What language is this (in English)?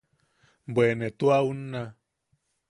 Yaqui